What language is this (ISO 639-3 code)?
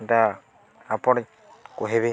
ori